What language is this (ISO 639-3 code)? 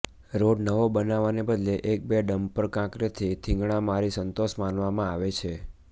guj